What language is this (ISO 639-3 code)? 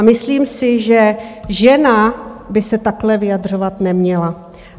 ces